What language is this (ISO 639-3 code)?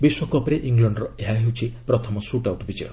ori